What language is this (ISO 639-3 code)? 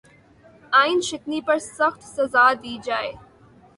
urd